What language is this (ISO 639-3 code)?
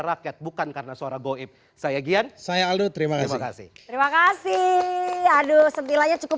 ind